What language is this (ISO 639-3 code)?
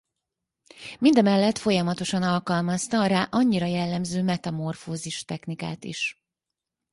hun